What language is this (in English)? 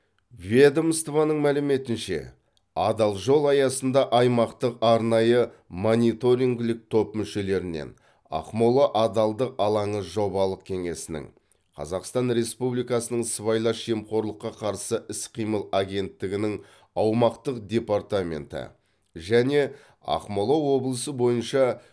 Kazakh